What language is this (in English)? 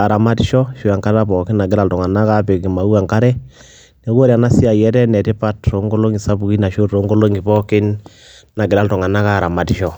Masai